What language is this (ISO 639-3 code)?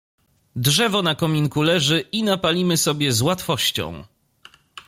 pol